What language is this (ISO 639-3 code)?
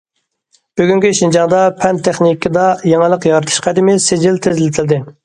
uig